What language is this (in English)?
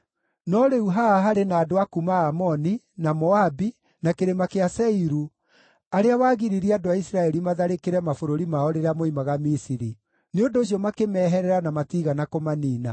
Kikuyu